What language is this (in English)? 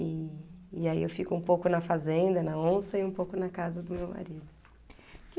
Portuguese